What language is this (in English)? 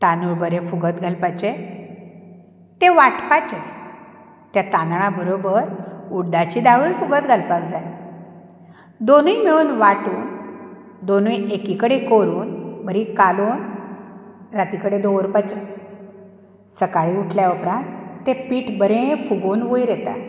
Konkani